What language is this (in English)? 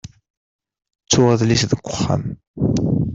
Kabyle